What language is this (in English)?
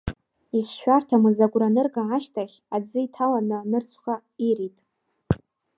Abkhazian